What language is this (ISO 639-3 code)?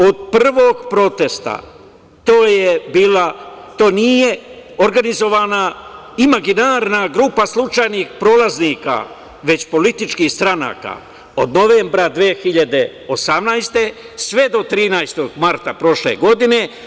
srp